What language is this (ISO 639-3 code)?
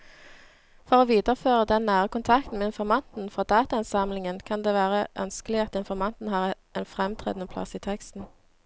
nor